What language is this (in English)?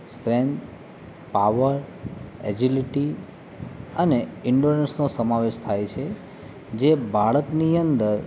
Gujarati